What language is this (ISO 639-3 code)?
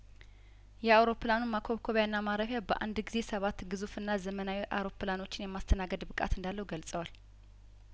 amh